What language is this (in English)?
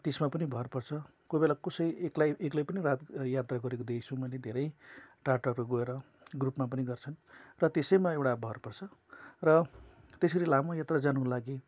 Nepali